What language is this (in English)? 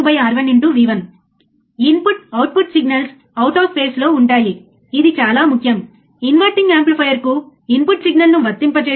Telugu